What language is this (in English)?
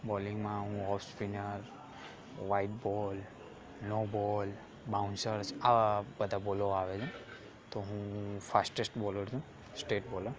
Gujarati